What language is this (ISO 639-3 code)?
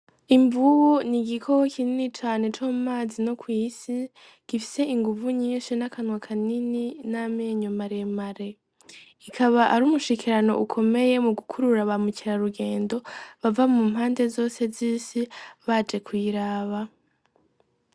run